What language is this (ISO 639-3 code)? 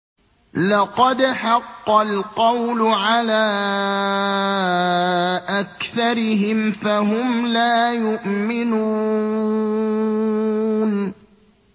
ara